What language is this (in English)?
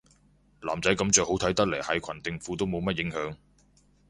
Cantonese